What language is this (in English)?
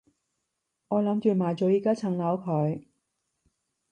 Cantonese